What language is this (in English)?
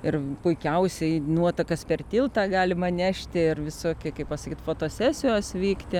Lithuanian